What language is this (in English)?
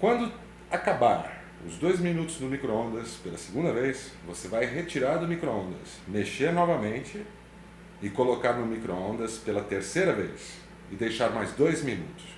Portuguese